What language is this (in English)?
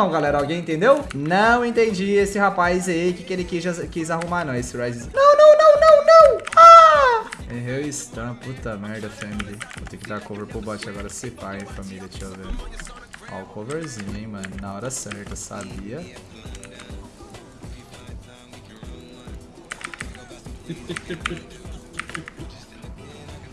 Portuguese